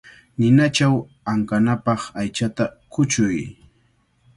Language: Cajatambo North Lima Quechua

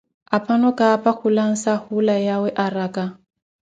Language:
Koti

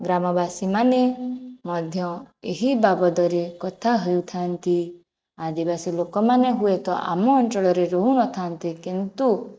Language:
Odia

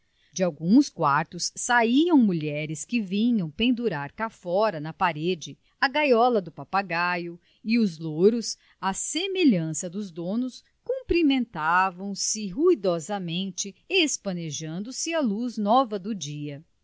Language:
Portuguese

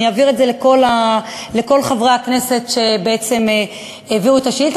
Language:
Hebrew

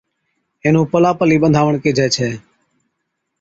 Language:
Od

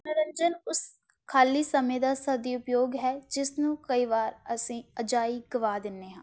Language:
Punjabi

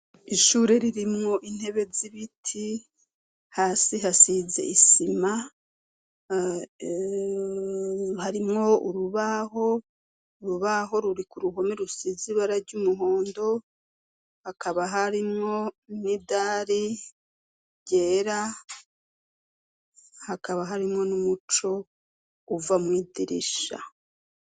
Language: Rundi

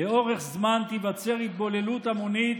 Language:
Hebrew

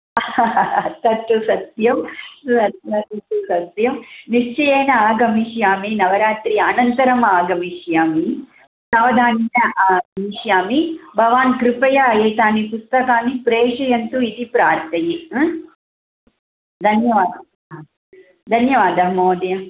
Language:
Sanskrit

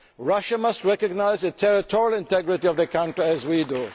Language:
English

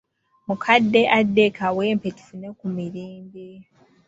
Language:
Ganda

